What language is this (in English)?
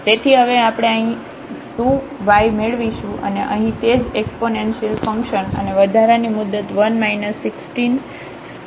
Gujarati